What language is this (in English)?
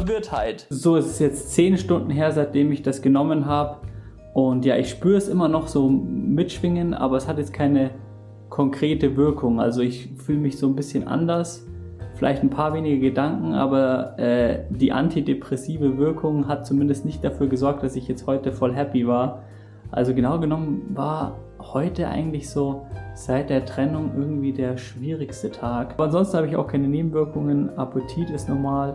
German